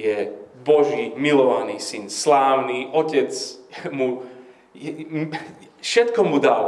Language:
Slovak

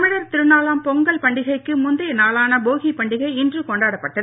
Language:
Tamil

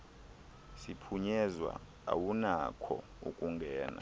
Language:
Xhosa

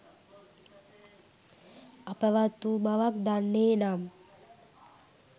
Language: Sinhala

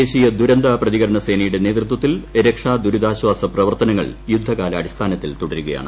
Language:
Malayalam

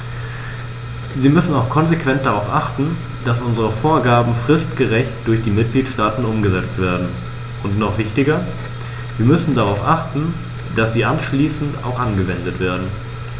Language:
German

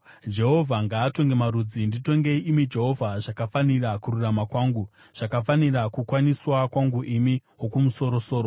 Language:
Shona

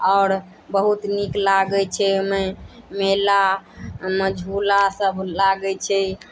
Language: Maithili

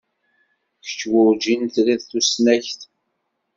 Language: Kabyle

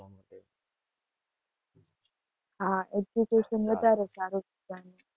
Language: Gujarati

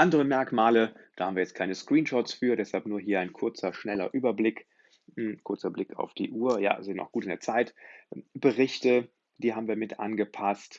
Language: German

